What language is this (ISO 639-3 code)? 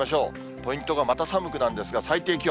jpn